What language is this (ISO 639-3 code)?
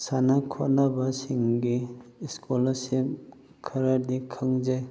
mni